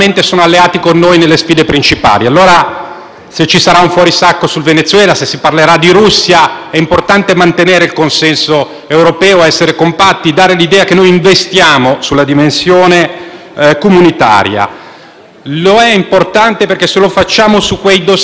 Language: Italian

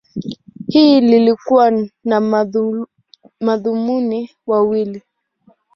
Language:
Swahili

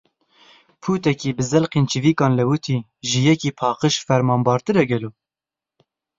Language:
Kurdish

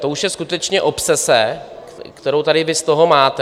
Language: Czech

